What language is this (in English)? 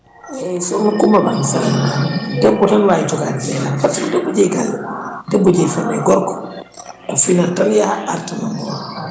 Fula